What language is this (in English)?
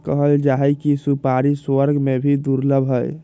Magahi